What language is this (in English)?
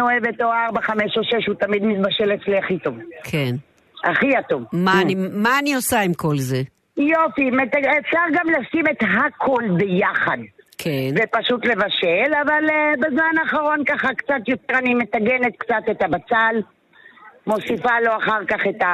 Hebrew